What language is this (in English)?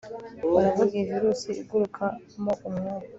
Kinyarwanda